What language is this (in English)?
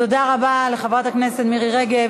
Hebrew